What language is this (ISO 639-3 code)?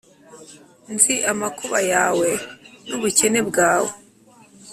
kin